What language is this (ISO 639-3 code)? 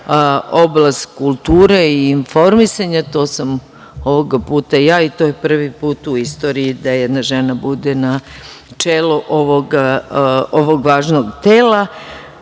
srp